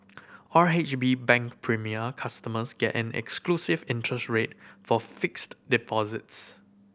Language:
English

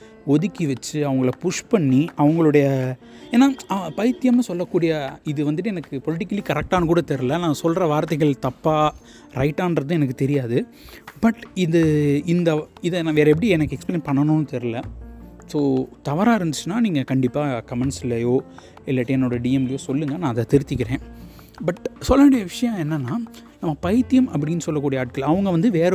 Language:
Tamil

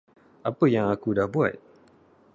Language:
Malay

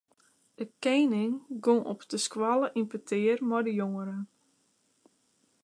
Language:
Western Frisian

